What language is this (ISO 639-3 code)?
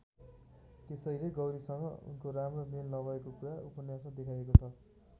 nep